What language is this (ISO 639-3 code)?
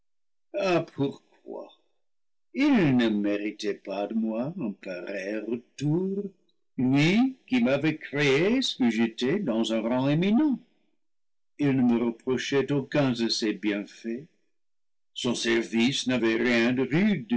fra